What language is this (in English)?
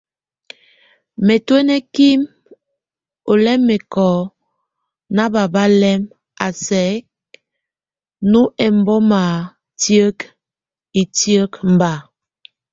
Tunen